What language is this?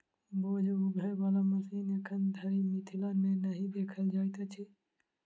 Maithili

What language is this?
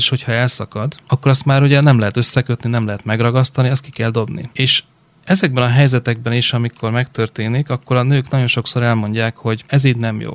Hungarian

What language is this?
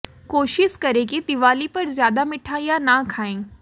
Hindi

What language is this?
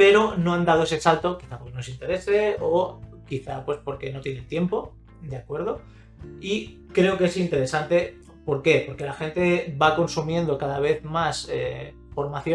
Spanish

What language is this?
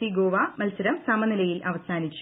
Malayalam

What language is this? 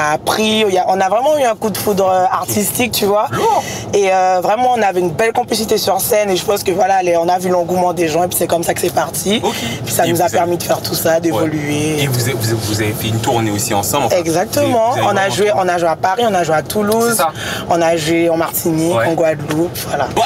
French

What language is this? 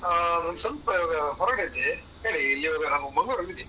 Kannada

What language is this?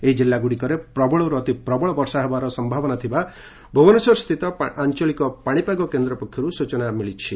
Odia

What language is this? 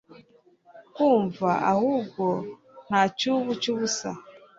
Kinyarwanda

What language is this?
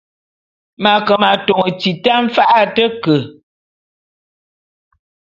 Bulu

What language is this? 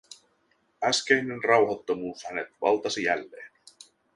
Finnish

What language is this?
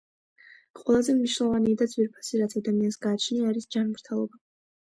Georgian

